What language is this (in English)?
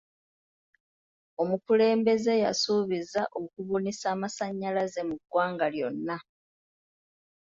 Ganda